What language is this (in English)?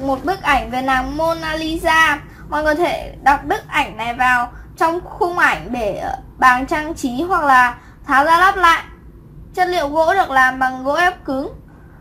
Vietnamese